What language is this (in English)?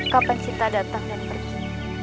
Indonesian